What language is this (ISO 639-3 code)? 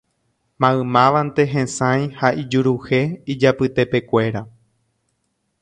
grn